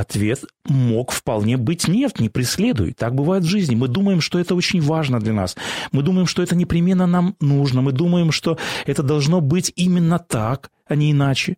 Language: Russian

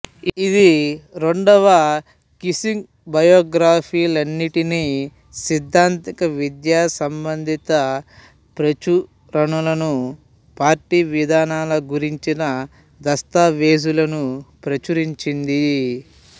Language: Telugu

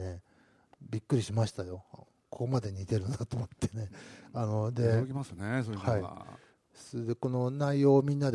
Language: Japanese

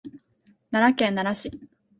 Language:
Japanese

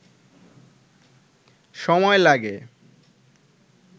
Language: Bangla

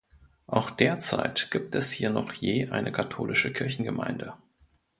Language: German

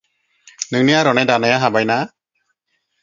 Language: Bodo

